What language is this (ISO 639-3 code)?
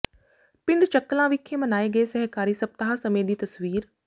pan